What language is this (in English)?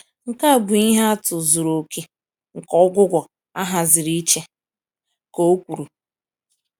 Igbo